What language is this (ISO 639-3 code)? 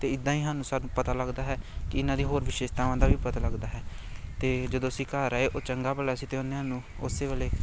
pan